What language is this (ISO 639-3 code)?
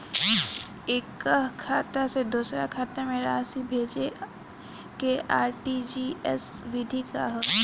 bho